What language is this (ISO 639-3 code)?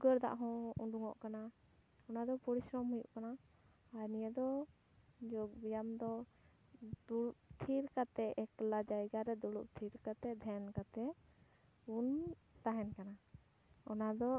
sat